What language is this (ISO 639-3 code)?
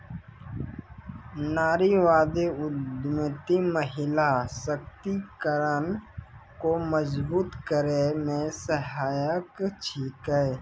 mai